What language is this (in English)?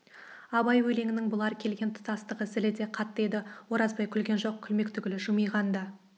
Kazakh